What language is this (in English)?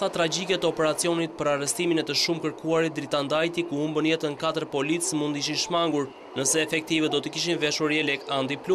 Romanian